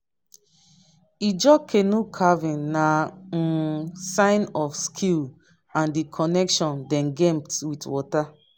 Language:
Nigerian Pidgin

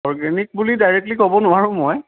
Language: Assamese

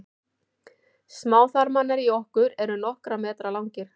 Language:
Icelandic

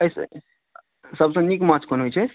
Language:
Maithili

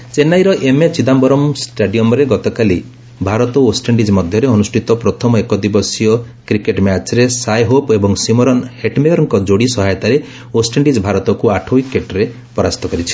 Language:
Odia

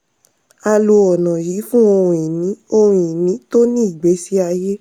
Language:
Yoruba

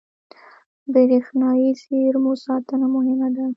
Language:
Pashto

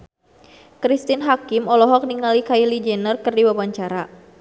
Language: Sundanese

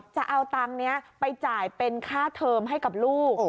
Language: Thai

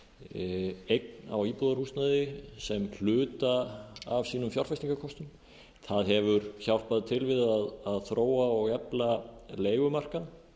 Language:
Icelandic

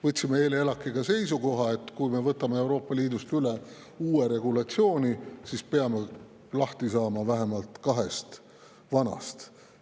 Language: Estonian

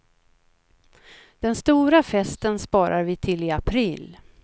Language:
Swedish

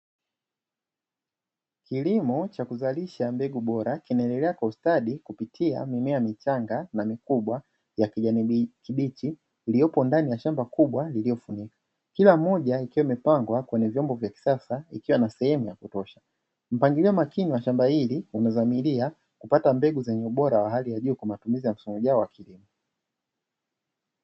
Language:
Swahili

